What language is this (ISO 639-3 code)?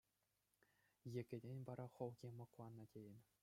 chv